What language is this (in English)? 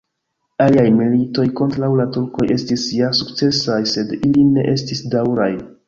Esperanto